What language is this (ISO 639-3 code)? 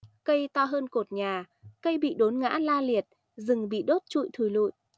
vie